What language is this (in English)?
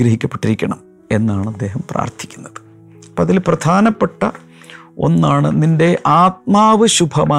Malayalam